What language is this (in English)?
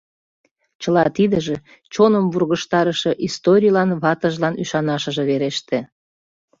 Mari